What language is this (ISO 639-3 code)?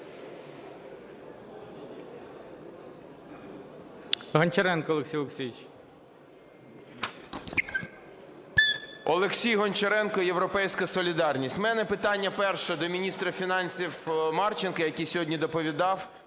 ukr